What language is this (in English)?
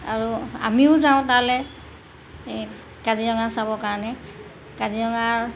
Assamese